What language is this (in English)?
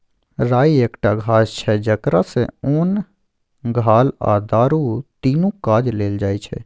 Maithili